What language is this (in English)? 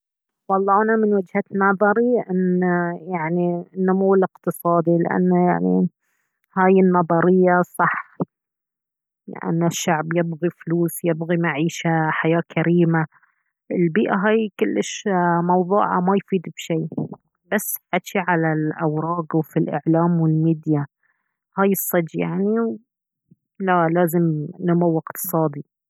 Baharna Arabic